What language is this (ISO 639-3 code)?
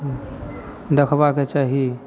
mai